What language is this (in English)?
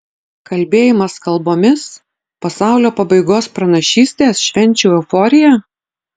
Lithuanian